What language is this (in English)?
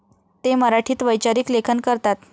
Marathi